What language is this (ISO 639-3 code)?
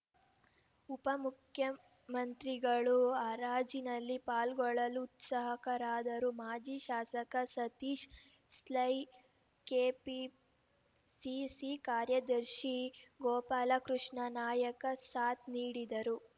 kan